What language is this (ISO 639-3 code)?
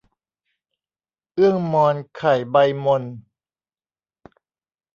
tha